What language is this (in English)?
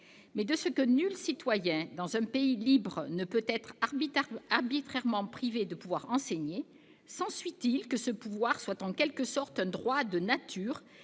French